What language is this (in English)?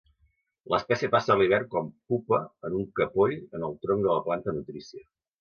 Catalan